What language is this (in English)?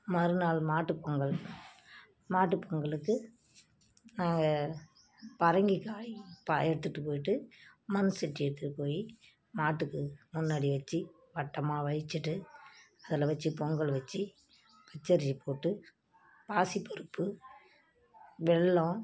Tamil